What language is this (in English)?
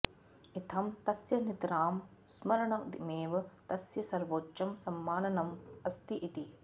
Sanskrit